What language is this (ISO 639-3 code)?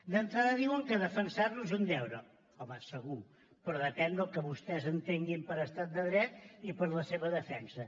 cat